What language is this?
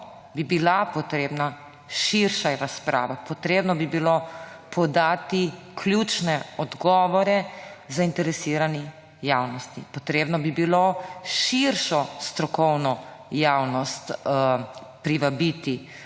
Slovenian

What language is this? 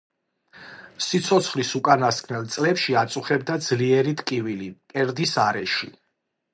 Georgian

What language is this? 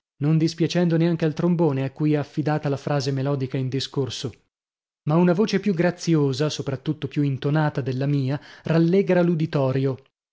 Italian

